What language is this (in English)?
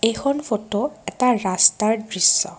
Assamese